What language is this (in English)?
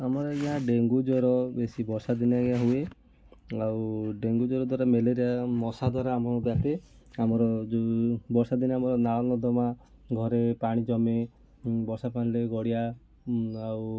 Odia